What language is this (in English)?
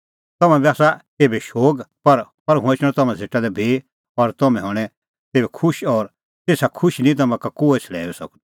Kullu Pahari